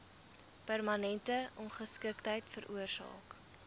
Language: Afrikaans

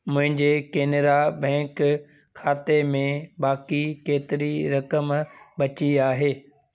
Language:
Sindhi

